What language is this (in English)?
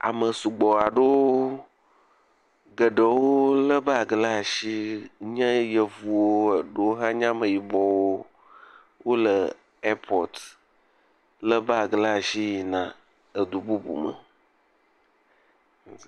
Ewe